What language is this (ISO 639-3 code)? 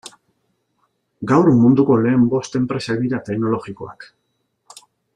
eus